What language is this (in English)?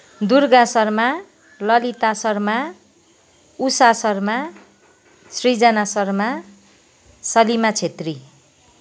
Nepali